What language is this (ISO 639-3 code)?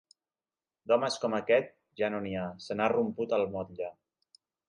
cat